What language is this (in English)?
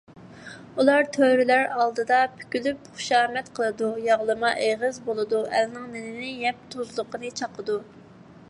Uyghur